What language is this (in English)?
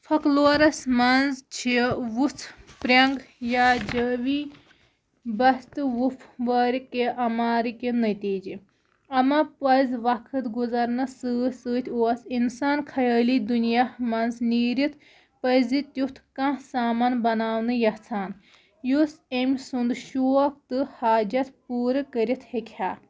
Kashmiri